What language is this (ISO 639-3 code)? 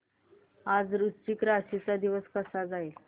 mar